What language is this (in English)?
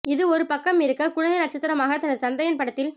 Tamil